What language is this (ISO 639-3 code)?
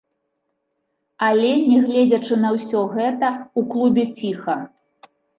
bel